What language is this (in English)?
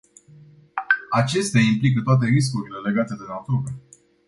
Romanian